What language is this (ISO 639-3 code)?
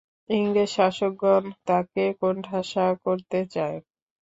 ben